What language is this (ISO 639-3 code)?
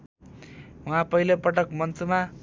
nep